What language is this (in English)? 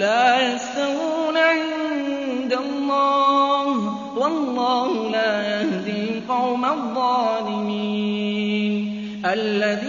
Arabic